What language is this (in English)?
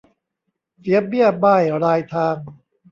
Thai